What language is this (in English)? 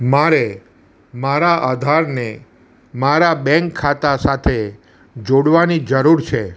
Gujarati